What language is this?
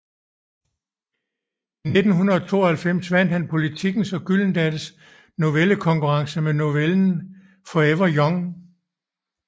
Danish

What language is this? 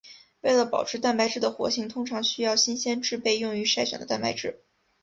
Chinese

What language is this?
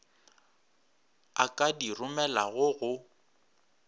Northern Sotho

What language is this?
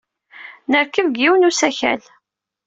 Kabyle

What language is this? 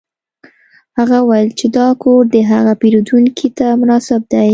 Pashto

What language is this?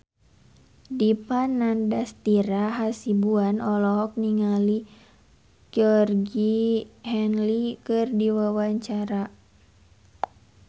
Sundanese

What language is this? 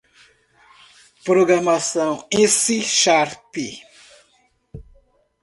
Portuguese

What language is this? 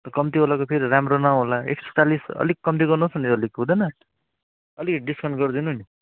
Nepali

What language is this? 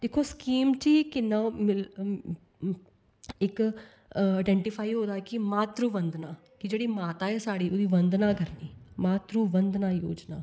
Dogri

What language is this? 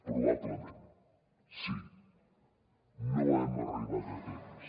Catalan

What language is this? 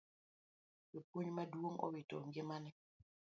Luo (Kenya and Tanzania)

